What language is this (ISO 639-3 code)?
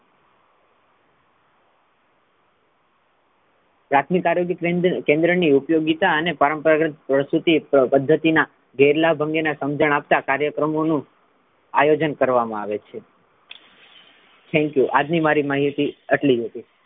guj